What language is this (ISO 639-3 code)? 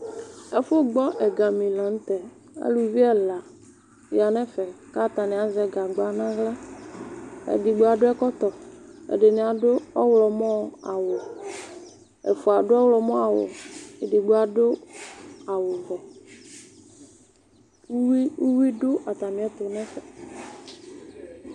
kpo